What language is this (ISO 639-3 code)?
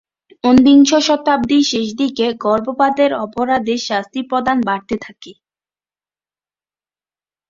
ben